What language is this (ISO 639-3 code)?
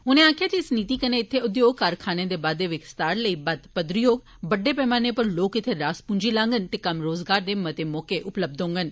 doi